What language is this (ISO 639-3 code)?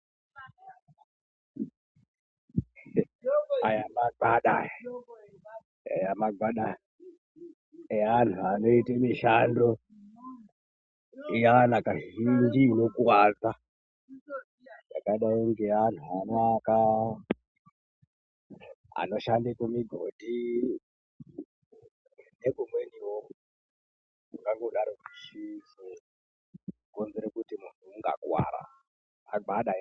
ndc